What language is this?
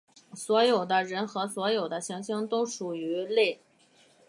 Chinese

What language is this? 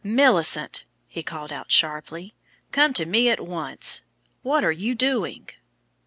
English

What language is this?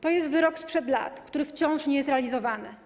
Polish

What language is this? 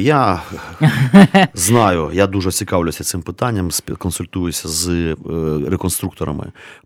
Ukrainian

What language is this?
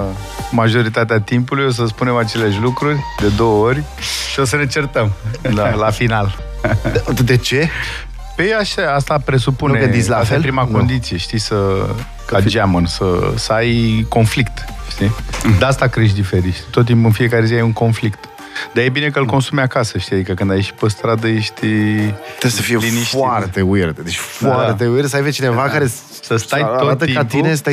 Romanian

